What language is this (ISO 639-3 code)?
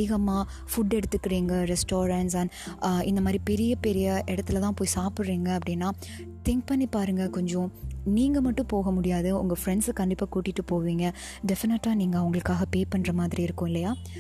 tam